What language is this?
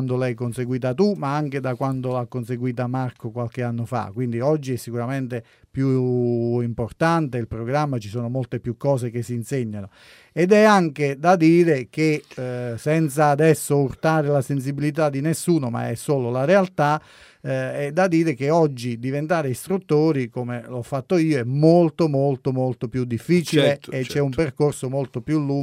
Italian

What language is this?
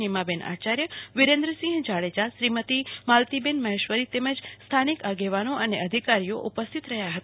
Gujarati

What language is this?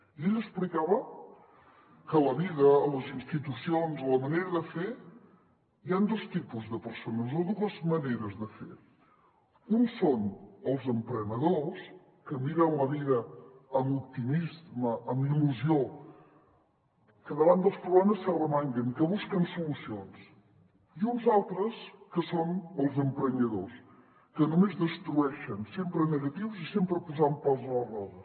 Catalan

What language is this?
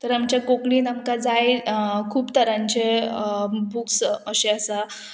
Konkani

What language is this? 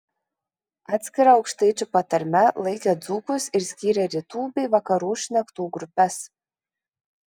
Lithuanian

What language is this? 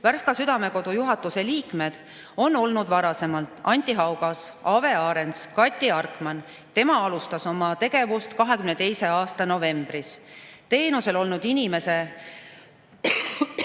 Estonian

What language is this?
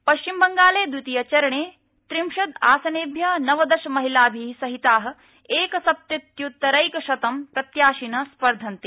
Sanskrit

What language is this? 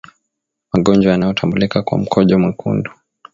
Swahili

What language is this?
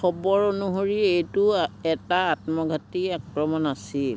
Assamese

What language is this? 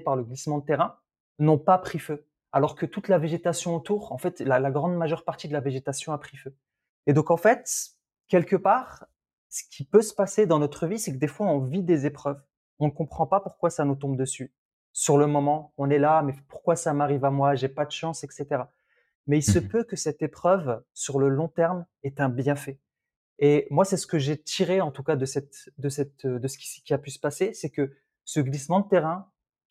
French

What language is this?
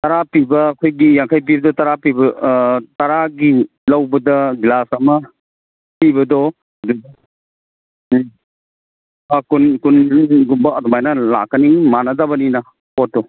Manipuri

